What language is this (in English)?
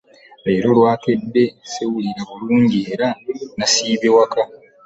Ganda